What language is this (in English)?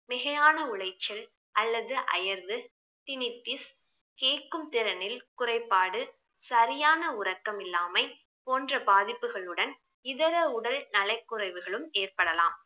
Tamil